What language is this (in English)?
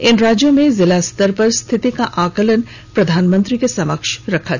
Hindi